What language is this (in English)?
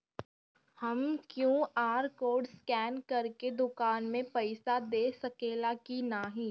Bhojpuri